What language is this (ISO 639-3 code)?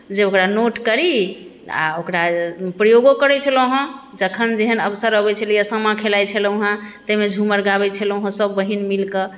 mai